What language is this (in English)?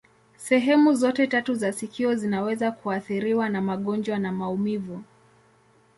Swahili